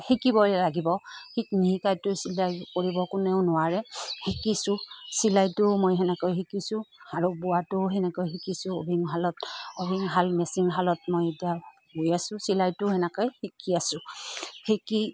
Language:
Assamese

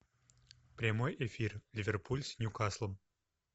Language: Russian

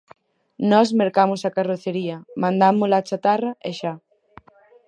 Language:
Galician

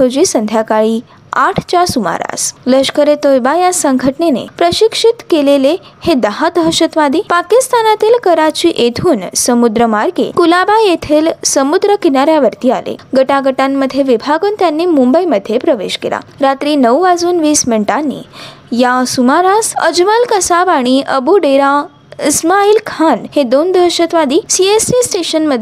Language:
Marathi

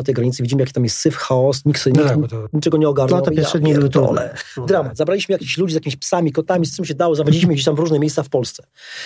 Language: Polish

